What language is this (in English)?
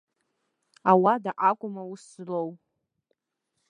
Abkhazian